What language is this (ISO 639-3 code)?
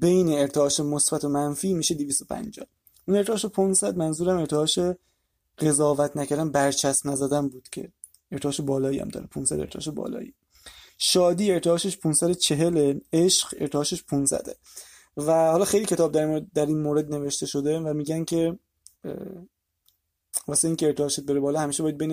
fas